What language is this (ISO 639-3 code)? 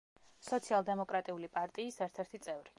kat